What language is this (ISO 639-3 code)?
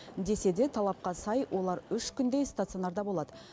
kaz